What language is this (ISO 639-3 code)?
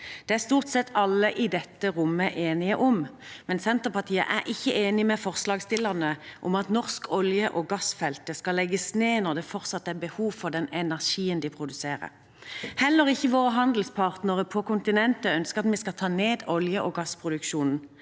nor